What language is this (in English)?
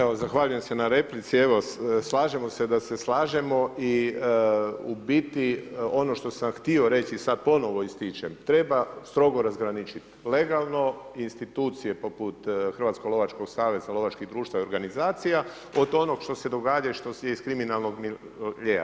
Croatian